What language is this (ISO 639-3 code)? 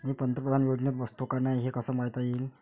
mar